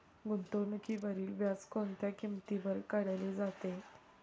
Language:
Marathi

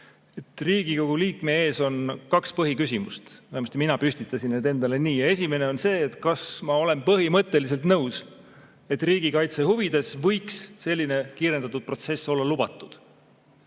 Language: Estonian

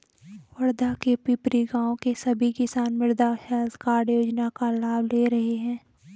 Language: Hindi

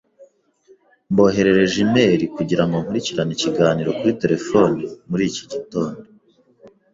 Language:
Kinyarwanda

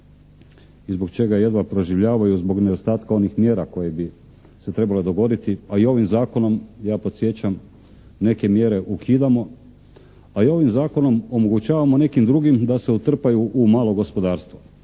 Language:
Croatian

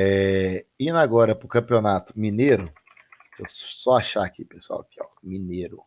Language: Portuguese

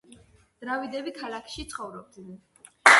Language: Georgian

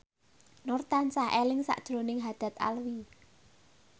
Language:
Javanese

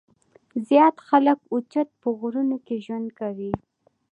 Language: Pashto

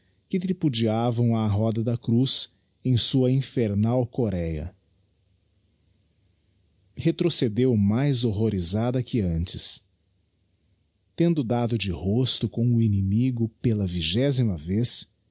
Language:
Portuguese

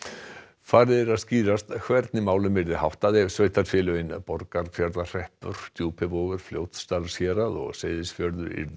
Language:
Icelandic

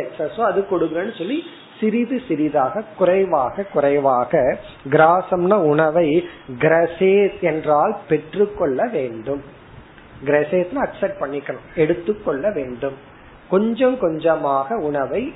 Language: Tamil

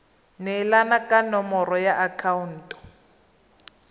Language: Tswana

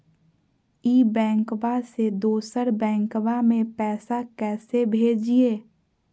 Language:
Magahi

